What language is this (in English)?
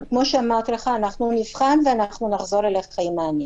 Hebrew